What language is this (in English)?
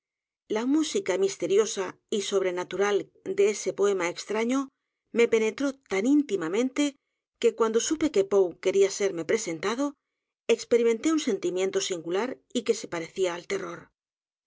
Spanish